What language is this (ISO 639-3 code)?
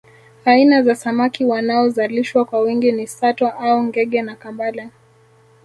swa